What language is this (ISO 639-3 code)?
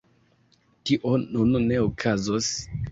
epo